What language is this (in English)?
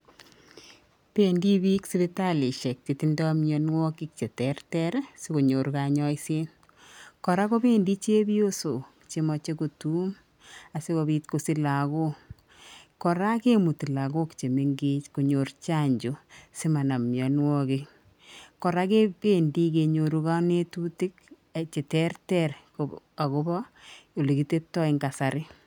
Kalenjin